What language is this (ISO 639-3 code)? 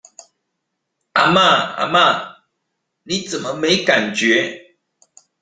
zho